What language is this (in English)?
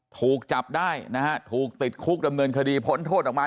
Thai